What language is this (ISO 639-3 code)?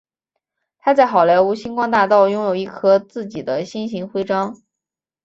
zho